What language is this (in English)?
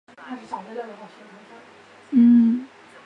Chinese